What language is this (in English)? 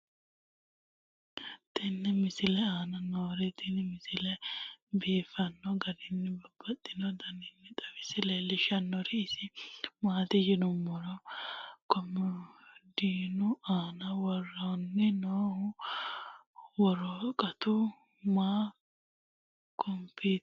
Sidamo